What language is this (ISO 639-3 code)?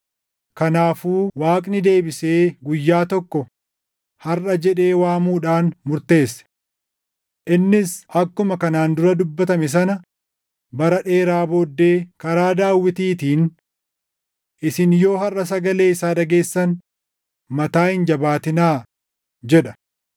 orm